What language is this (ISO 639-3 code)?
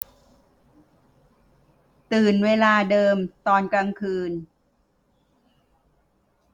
tha